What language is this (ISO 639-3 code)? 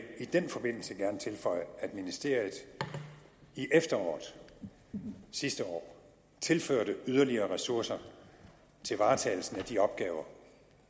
dan